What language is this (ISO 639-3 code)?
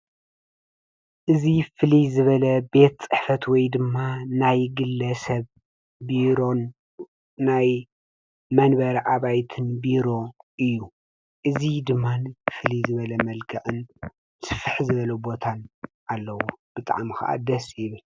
tir